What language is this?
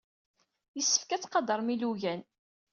Kabyle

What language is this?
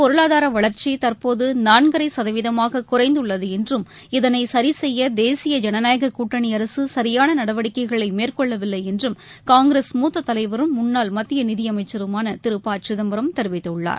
Tamil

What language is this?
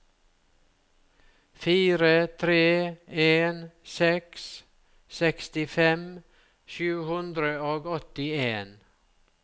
Norwegian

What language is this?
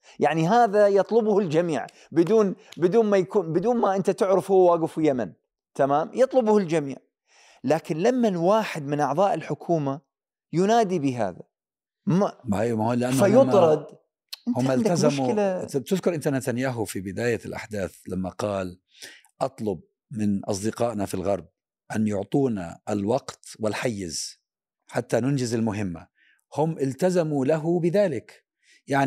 Arabic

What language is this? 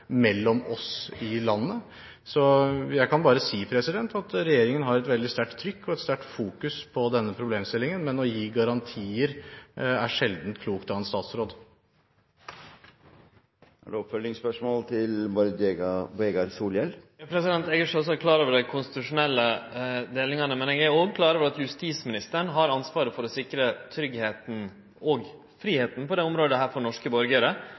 Norwegian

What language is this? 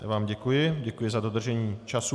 Czech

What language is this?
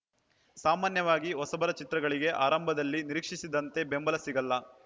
Kannada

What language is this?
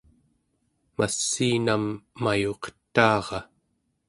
Central Yupik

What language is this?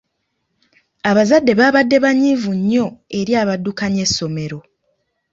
Ganda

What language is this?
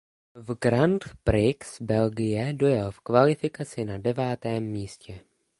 Czech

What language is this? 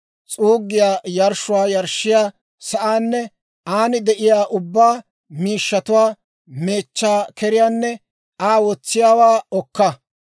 Dawro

